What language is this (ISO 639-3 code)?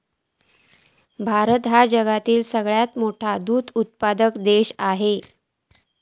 mar